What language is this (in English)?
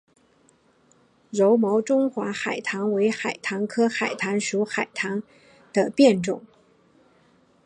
Chinese